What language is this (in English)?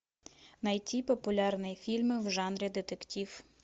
Russian